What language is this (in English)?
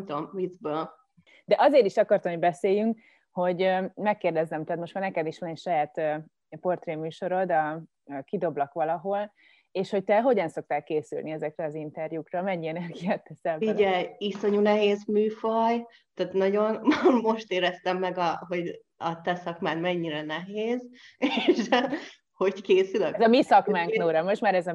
Hungarian